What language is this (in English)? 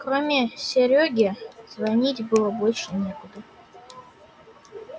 Russian